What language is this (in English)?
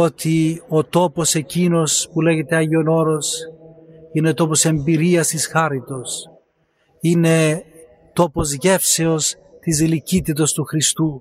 Greek